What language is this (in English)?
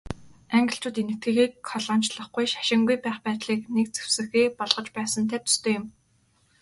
Mongolian